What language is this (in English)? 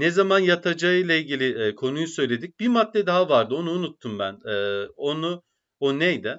Turkish